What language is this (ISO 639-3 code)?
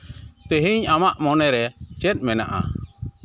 sat